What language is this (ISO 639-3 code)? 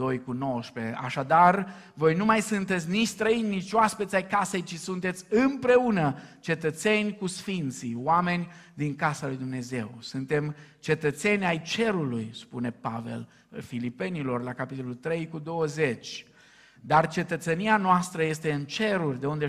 ron